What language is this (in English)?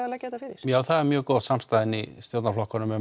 Icelandic